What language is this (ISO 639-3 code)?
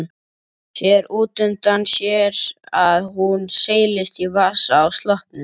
isl